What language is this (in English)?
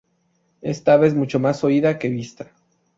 Spanish